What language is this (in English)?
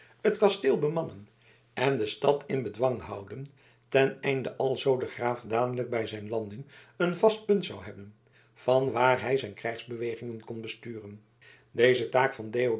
Dutch